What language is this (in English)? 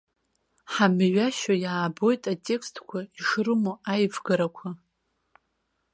Abkhazian